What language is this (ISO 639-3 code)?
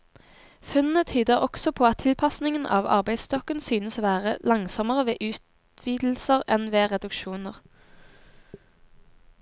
nor